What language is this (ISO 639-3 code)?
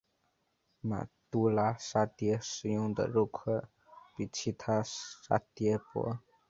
zho